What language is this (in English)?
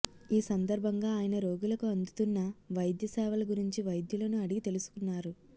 Telugu